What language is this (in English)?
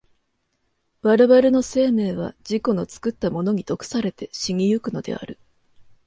Japanese